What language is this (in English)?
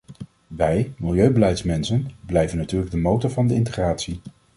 Dutch